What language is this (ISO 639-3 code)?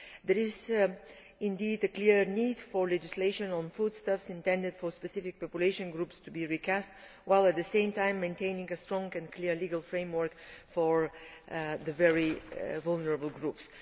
eng